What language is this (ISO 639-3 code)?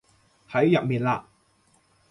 yue